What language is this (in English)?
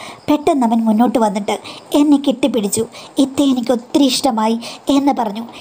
Turkish